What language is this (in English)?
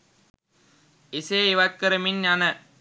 Sinhala